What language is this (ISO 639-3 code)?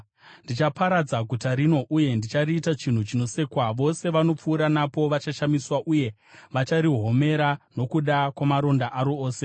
sna